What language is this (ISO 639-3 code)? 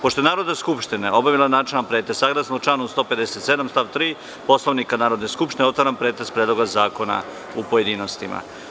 srp